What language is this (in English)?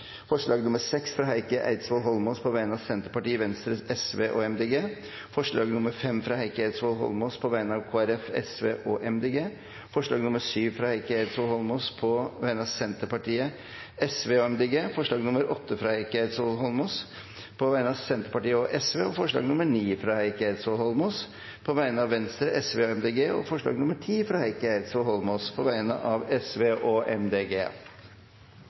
Norwegian Bokmål